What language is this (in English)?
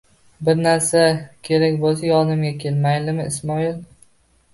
Uzbek